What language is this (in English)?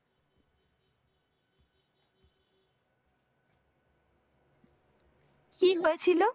Bangla